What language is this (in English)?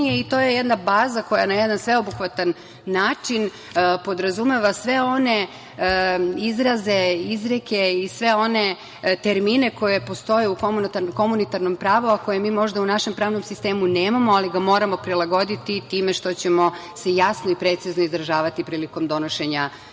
Serbian